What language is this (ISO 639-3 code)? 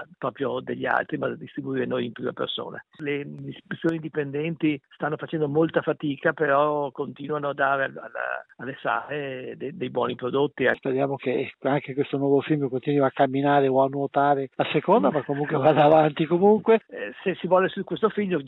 ita